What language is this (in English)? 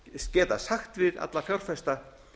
Icelandic